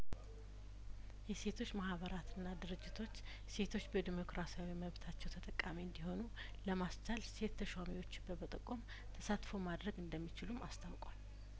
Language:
Amharic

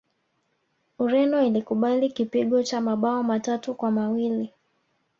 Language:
Swahili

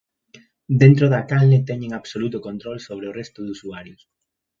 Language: Galician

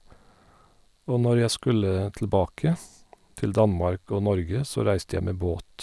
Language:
Norwegian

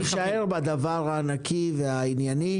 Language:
Hebrew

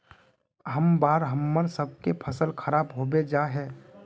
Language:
Magahi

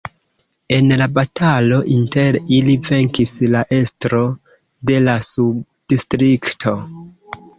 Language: Esperanto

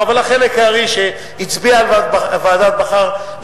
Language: Hebrew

